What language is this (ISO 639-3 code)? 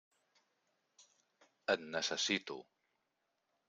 cat